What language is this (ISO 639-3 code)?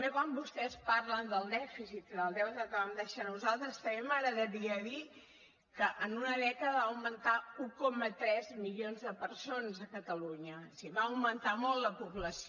cat